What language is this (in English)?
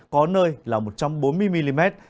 Vietnamese